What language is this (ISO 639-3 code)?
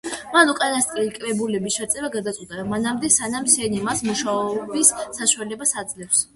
kat